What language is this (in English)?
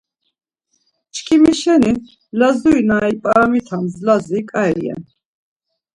Laz